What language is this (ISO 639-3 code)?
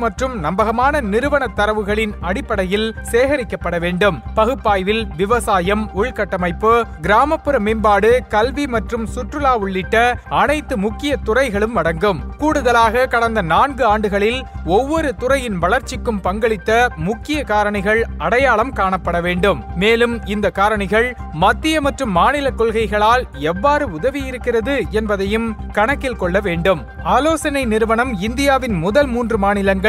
tam